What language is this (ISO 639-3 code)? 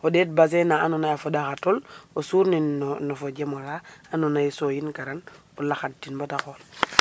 srr